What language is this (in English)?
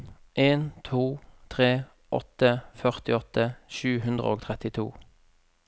Norwegian